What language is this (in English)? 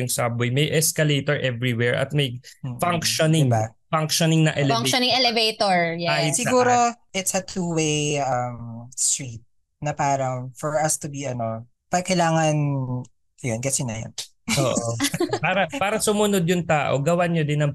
Filipino